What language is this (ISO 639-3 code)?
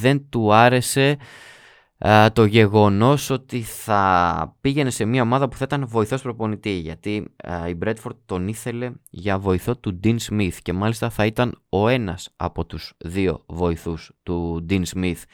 ell